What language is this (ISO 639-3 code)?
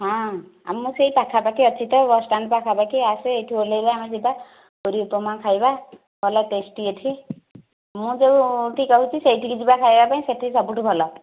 ori